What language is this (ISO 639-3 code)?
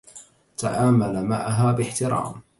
ara